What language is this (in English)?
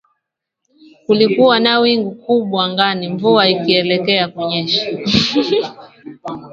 Swahili